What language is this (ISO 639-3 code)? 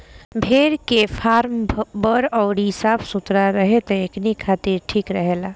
bho